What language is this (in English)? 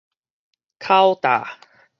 Min Nan Chinese